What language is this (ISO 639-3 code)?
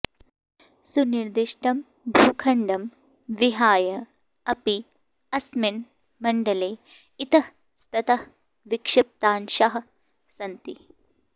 san